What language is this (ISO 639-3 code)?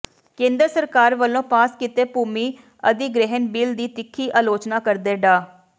pan